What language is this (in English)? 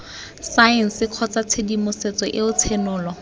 Tswana